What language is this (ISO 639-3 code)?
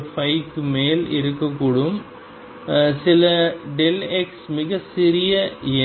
tam